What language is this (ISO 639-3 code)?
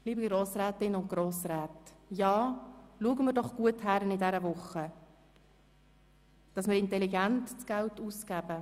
gsw